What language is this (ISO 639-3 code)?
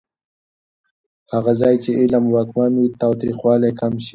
pus